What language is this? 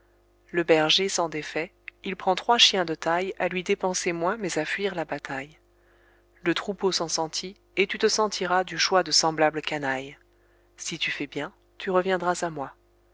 French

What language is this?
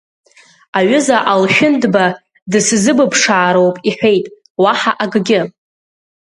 Abkhazian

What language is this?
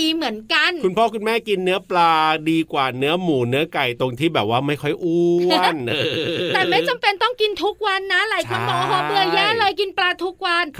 Thai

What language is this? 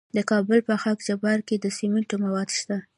Pashto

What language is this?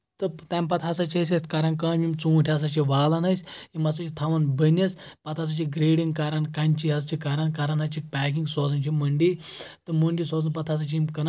Kashmiri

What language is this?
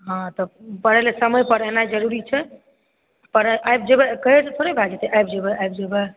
Maithili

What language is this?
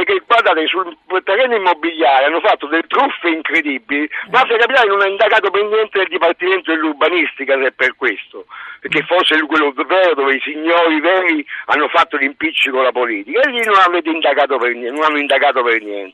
Italian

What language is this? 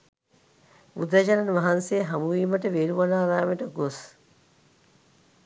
Sinhala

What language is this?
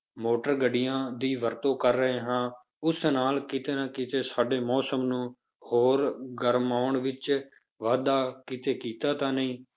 Punjabi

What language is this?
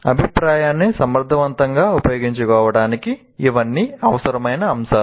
Telugu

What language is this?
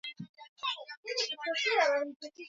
Swahili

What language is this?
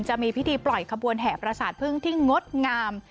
Thai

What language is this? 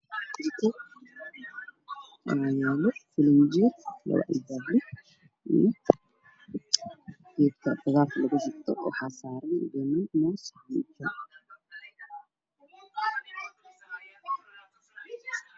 Somali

